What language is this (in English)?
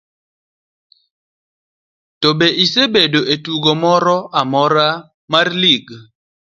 Luo (Kenya and Tanzania)